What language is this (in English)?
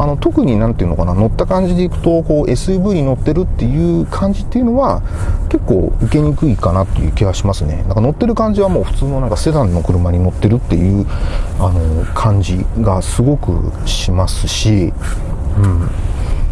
Japanese